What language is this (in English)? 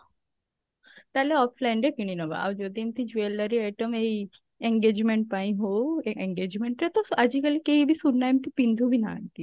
Odia